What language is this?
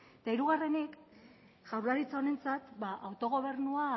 Basque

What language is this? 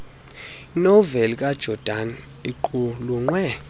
Xhosa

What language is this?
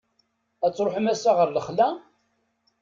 Kabyle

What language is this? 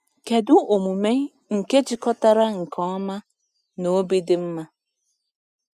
Igbo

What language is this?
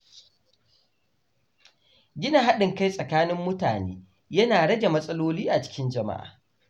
Hausa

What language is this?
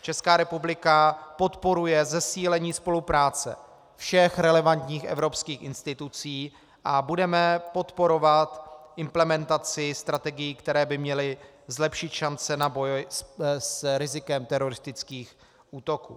Czech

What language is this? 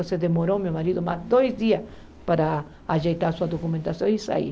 Portuguese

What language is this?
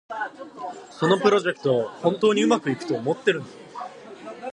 Japanese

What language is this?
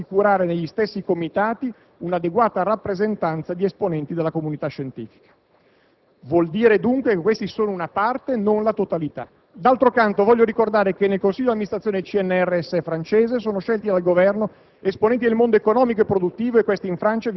Italian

